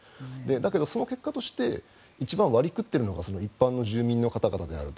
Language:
Japanese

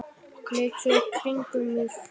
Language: Icelandic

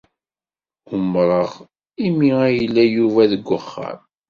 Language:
Kabyle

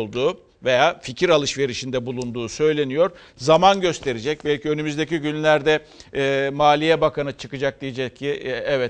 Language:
Turkish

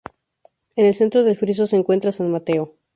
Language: Spanish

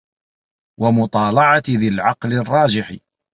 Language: Arabic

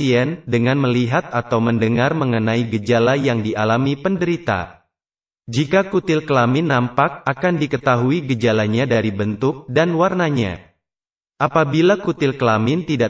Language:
Indonesian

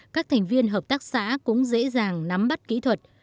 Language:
Vietnamese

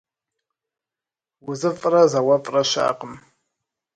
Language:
Kabardian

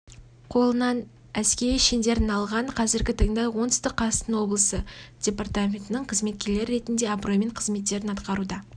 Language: Kazakh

